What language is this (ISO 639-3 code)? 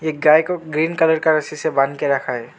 hin